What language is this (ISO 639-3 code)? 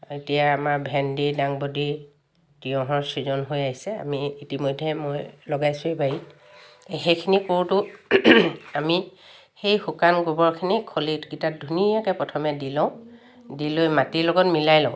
asm